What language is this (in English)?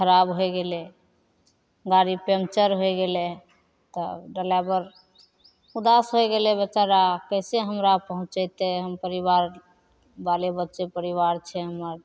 Maithili